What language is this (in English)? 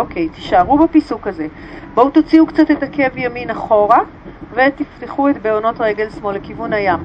Hebrew